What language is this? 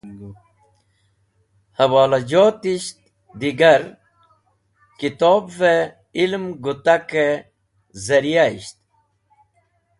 Wakhi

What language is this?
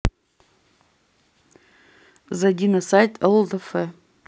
Russian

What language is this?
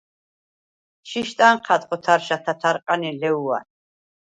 Svan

